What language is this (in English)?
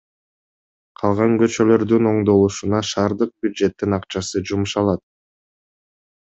Kyrgyz